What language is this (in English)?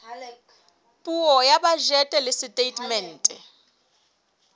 Southern Sotho